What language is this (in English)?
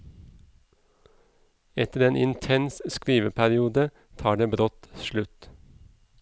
Norwegian